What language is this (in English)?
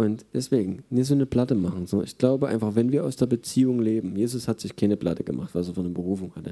German